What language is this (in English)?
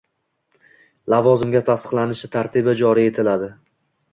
Uzbek